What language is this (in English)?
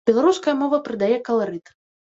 Belarusian